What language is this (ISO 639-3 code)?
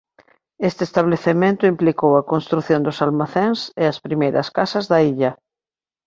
glg